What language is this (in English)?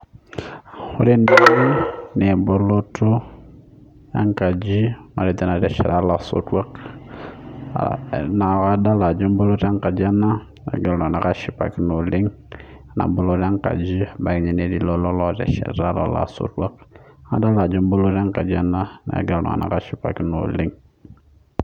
Masai